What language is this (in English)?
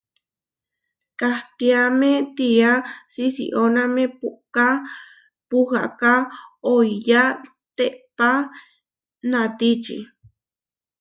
Huarijio